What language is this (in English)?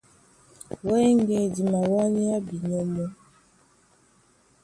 Duala